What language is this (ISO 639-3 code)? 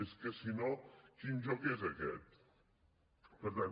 cat